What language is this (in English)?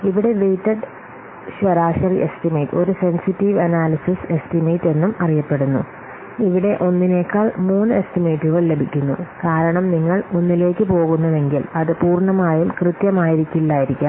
Malayalam